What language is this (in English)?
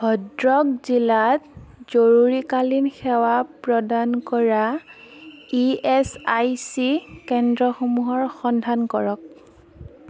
Assamese